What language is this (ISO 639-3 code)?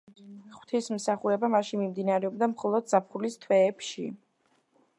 kat